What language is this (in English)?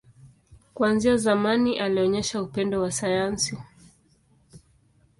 Swahili